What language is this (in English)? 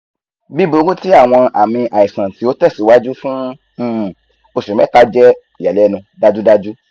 Yoruba